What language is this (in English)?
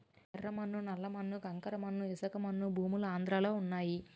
Telugu